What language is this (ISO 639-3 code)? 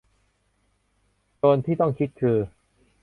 tha